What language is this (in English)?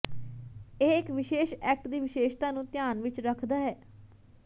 Punjabi